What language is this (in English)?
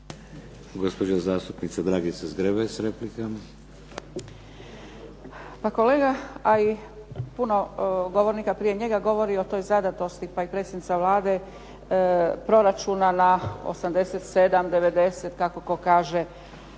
Croatian